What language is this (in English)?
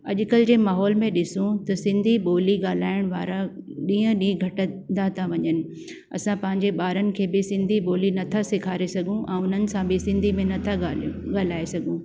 Sindhi